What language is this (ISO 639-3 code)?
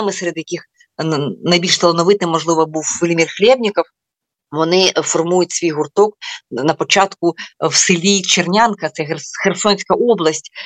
ukr